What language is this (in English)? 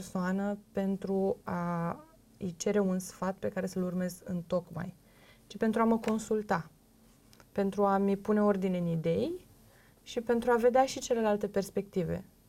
Romanian